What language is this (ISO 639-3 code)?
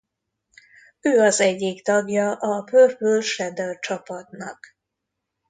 hun